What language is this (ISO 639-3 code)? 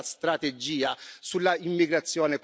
ita